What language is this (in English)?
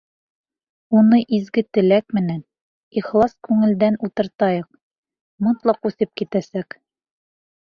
Bashkir